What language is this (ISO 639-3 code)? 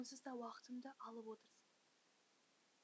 kaz